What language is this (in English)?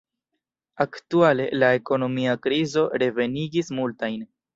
Esperanto